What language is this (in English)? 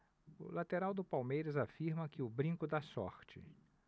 Portuguese